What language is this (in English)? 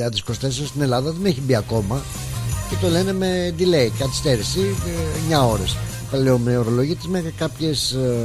Greek